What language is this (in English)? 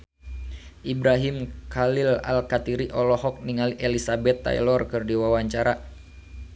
Sundanese